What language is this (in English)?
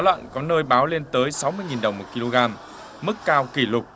Vietnamese